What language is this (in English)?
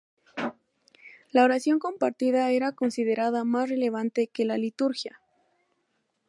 Spanish